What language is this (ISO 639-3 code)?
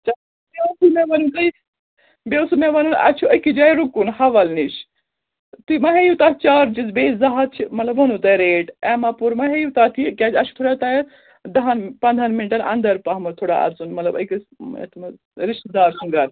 kas